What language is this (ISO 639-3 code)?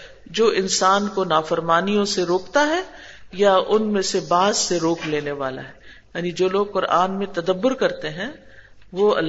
urd